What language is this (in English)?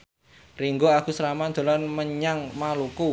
Javanese